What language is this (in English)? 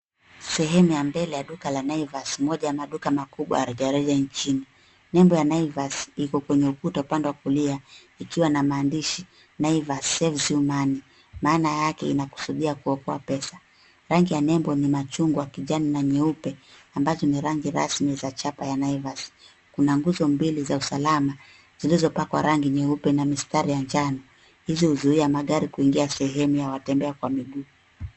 Swahili